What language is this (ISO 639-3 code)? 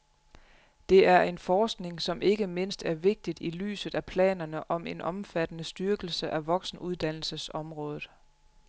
dan